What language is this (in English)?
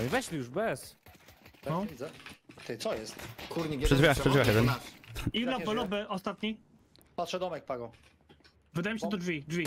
Polish